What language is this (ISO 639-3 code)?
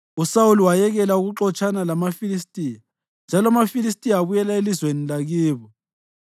nde